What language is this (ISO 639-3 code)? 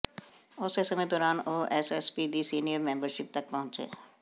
pan